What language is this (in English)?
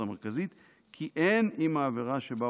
Hebrew